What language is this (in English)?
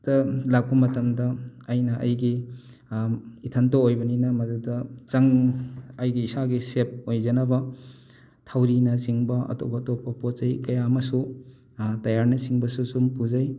Manipuri